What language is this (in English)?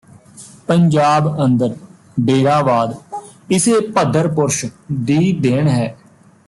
Punjabi